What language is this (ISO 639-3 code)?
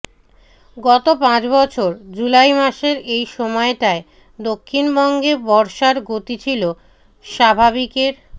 ben